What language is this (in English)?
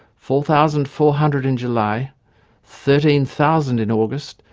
English